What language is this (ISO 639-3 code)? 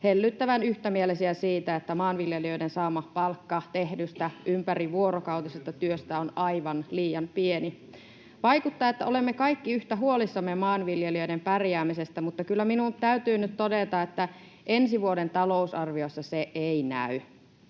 fin